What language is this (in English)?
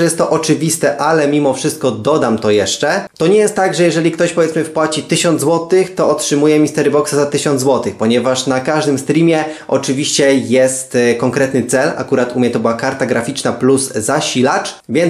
Polish